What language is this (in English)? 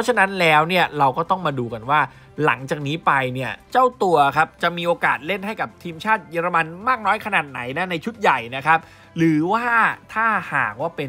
Thai